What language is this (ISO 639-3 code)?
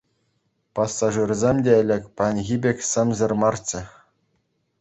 chv